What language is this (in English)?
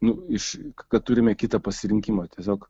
Lithuanian